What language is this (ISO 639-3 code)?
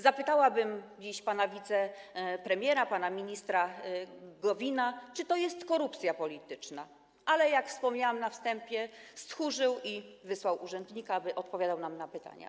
pol